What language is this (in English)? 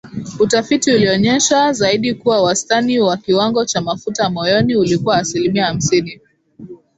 Swahili